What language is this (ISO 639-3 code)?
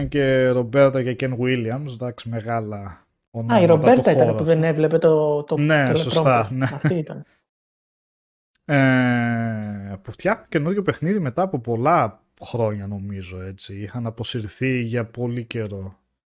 ell